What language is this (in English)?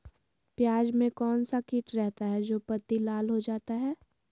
Magahi